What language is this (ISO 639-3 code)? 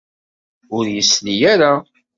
kab